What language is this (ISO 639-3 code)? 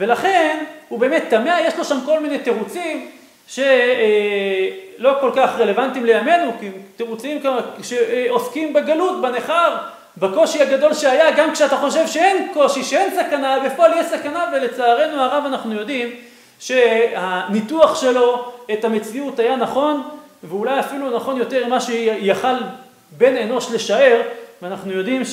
heb